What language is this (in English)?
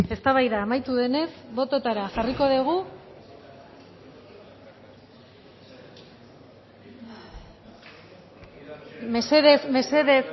Basque